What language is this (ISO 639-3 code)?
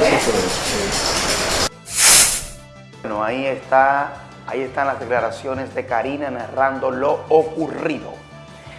spa